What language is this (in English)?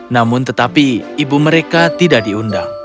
Indonesian